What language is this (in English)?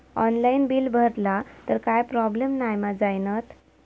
Marathi